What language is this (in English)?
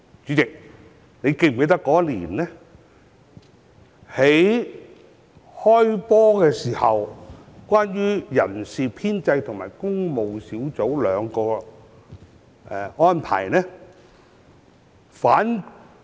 Cantonese